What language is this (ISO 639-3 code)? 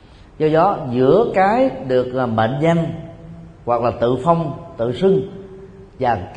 vie